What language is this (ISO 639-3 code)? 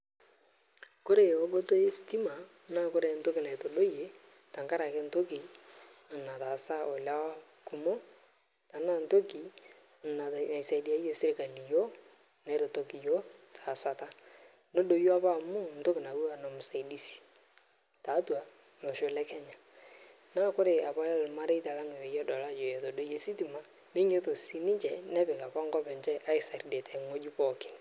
mas